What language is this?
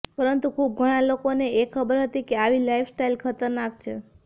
Gujarati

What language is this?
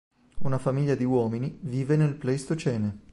Italian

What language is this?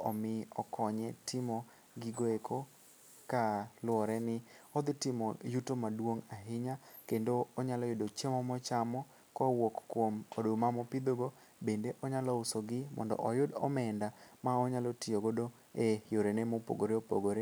Luo (Kenya and Tanzania)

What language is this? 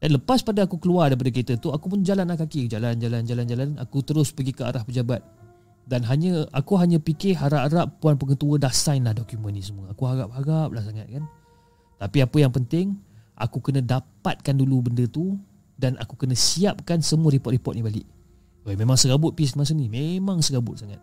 Malay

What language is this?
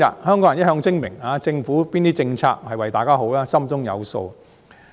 Cantonese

